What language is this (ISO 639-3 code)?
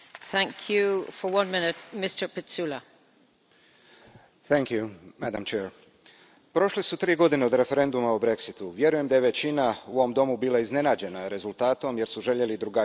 hrv